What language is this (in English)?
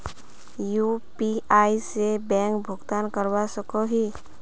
Magahi